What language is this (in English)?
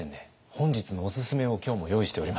Japanese